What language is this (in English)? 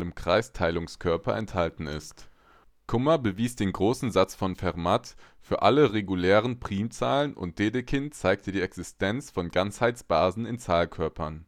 German